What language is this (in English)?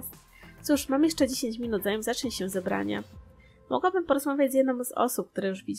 Polish